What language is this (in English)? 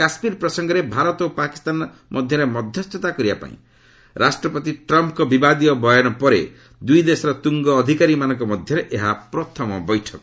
Odia